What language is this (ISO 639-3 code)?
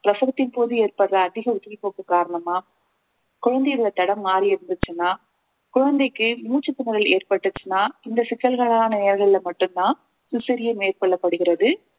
tam